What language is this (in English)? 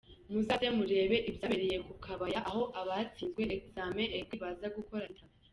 Kinyarwanda